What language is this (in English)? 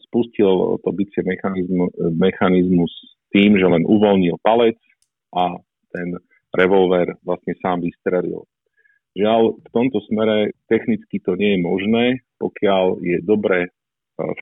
Slovak